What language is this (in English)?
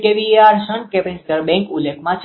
Gujarati